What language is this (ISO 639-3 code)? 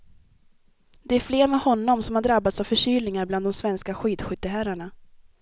swe